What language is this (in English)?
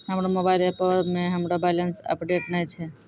Maithili